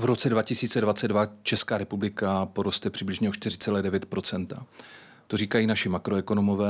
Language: Czech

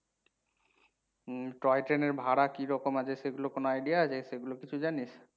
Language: Bangla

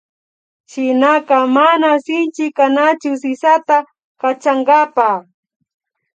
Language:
Imbabura Highland Quichua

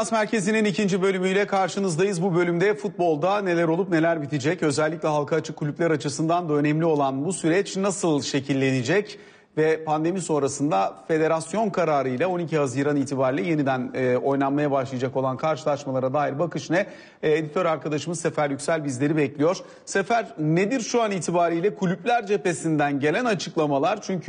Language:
Turkish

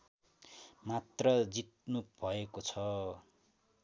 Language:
Nepali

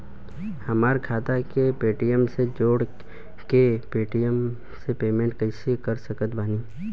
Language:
Bhojpuri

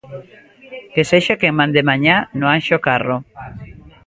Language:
Galician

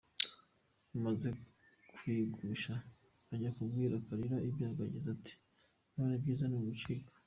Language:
Kinyarwanda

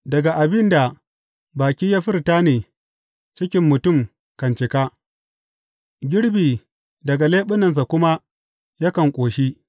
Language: Hausa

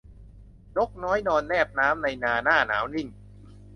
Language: Thai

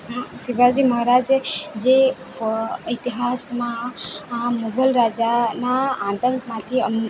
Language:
Gujarati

